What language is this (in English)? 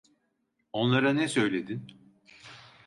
Turkish